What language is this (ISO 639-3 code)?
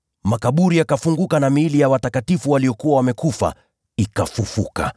swa